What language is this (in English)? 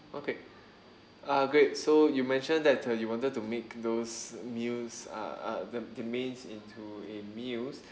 English